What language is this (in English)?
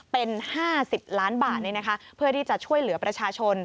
Thai